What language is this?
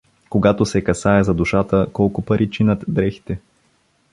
Bulgarian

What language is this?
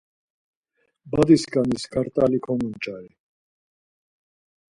Laz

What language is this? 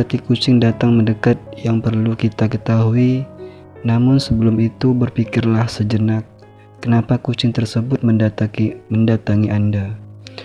Indonesian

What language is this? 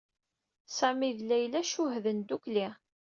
Kabyle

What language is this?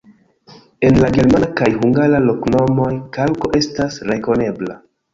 Esperanto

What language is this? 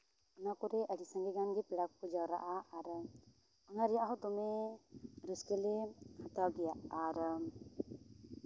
Santali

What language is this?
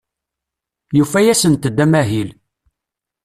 Kabyle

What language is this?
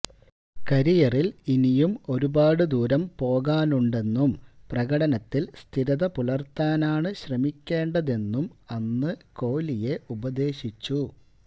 Malayalam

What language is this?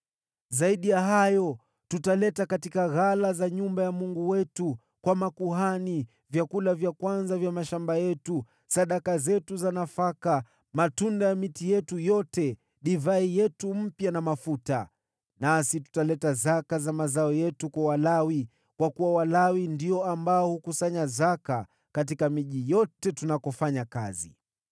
Swahili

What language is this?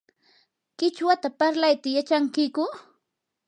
Yanahuanca Pasco Quechua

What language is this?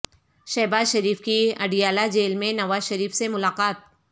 Urdu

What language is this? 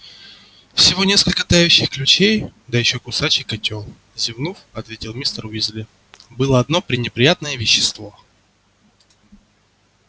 Russian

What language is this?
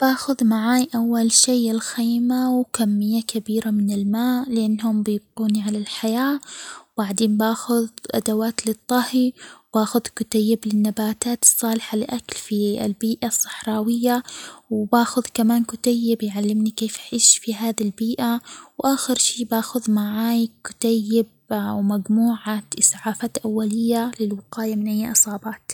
Omani Arabic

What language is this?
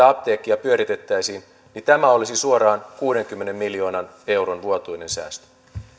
Finnish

